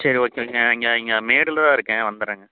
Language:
Tamil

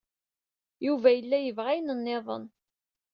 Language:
Kabyle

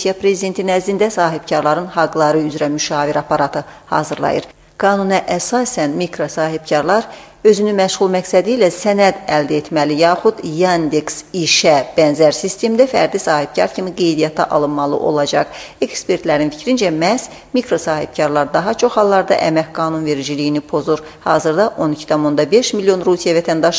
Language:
Turkish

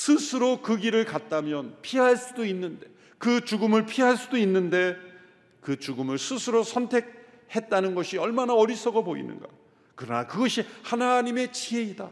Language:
Korean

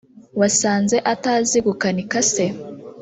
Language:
Kinyarwanda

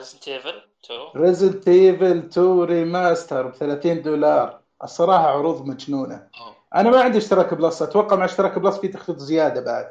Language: Arabic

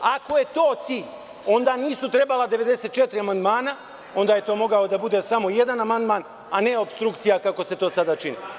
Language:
Serbian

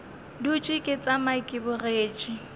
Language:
Northern Sotho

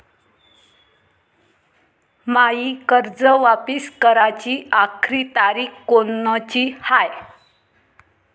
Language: Marathi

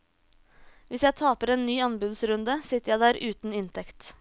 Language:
Norwegian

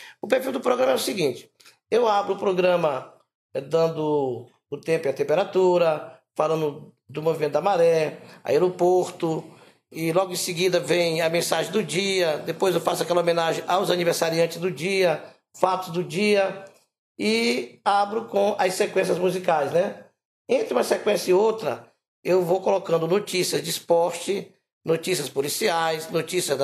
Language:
Portuguese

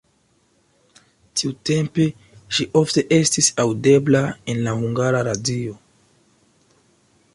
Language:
Esperanto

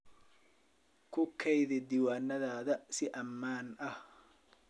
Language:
Somali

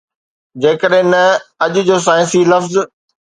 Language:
Sindhi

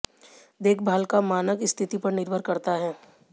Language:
Hindi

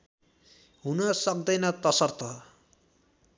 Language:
Nepali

